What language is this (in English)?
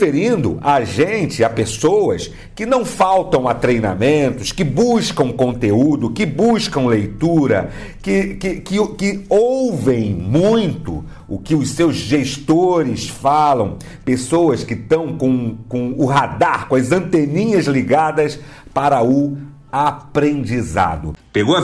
Portuguese